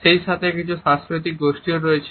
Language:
Bangla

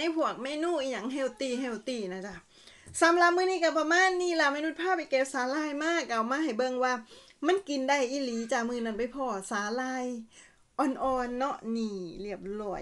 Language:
Thai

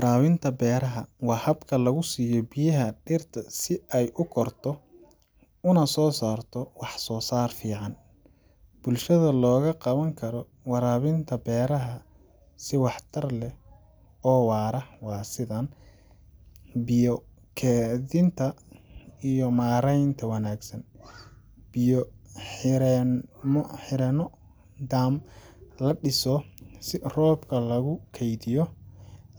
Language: Somali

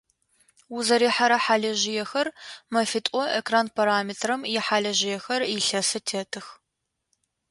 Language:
Adyghe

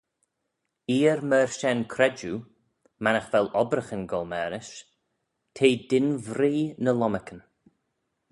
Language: Manx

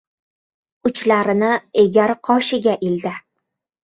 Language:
Uzbek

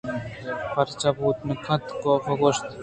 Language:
Eastern Balochi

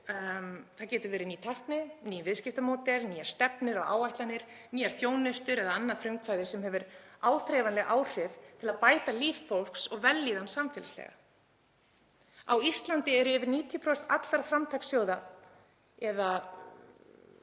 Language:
Icelandic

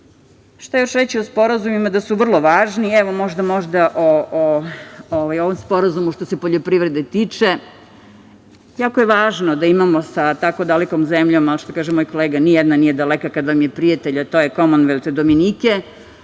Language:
Serbian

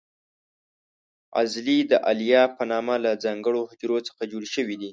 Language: Pashto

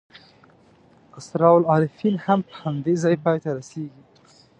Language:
Pashto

